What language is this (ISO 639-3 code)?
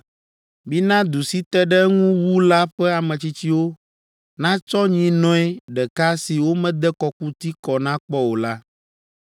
ewe